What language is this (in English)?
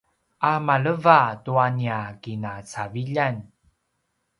Paiwan